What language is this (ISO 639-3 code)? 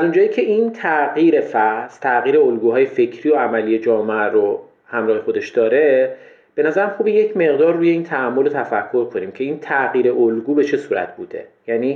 fas